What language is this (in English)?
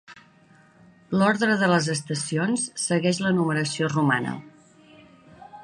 Catalan